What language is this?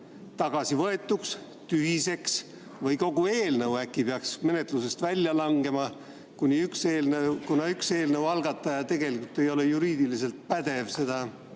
Estonian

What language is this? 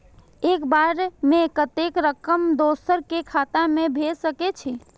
Maithili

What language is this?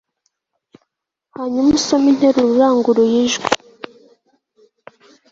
Kinyarwanda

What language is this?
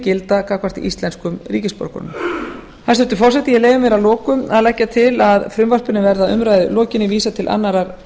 Icelandic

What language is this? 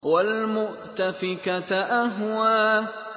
Arabic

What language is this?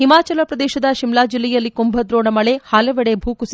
Kannada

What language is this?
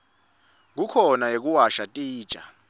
Swati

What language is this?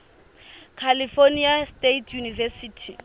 Southern Sotho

